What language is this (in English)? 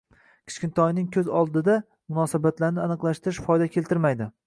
Uzbek